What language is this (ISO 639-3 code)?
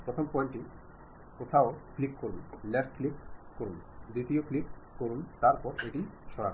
ben